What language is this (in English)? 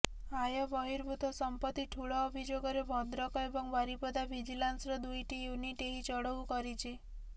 Odia